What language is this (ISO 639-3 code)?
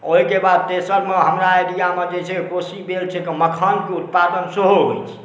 mai